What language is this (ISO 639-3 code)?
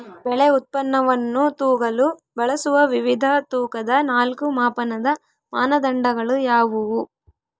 kan